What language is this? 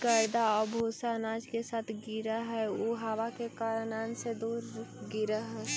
Magahi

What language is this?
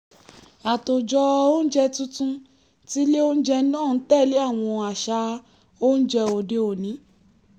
Yoruba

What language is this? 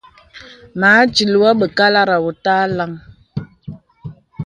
Bebele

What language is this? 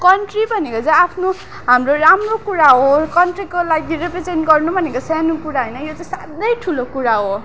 Nepali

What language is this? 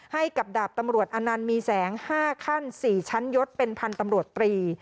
Thai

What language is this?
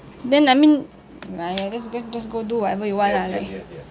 English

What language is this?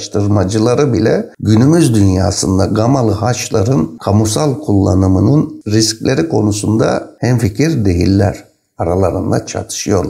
Turkish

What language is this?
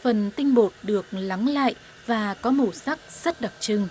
Vietnamese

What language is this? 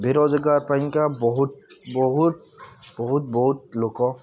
Odia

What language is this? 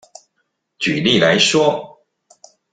Chinese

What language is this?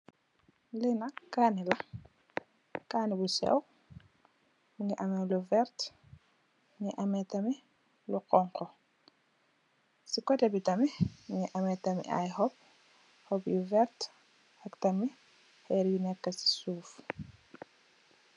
Wolof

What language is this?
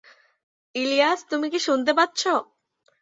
Bangla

